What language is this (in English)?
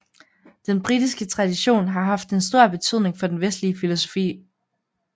Danish